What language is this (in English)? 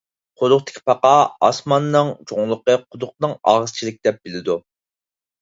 Uyghur